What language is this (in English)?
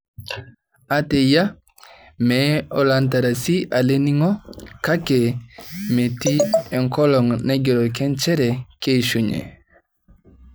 Masai